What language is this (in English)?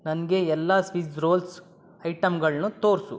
Kannada